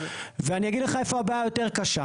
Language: Hebrew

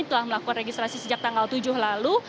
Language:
Indonesian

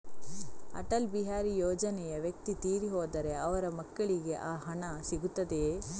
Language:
Kannada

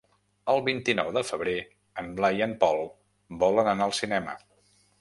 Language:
Catalan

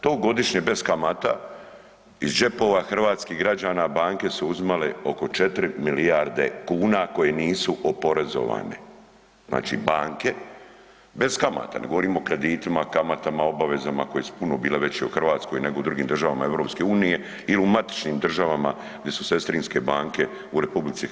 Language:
Croatian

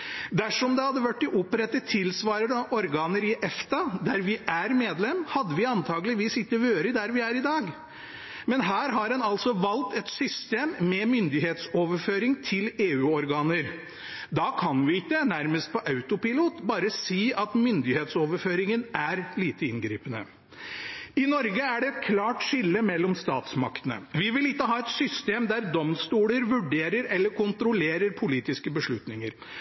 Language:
Norwegian Bokmål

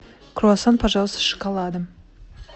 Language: Russian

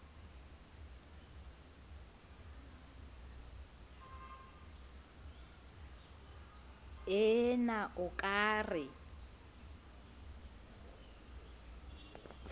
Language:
Southern Sotho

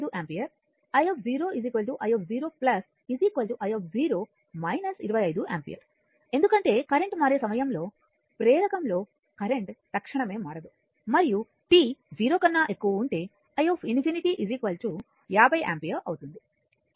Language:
Telugu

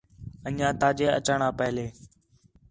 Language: Khetrani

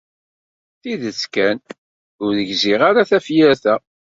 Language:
Kabyle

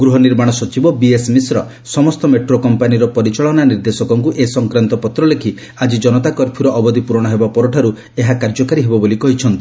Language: Odia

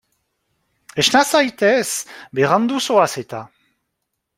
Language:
Basque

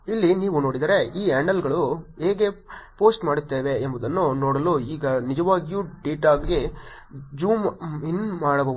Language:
Kannada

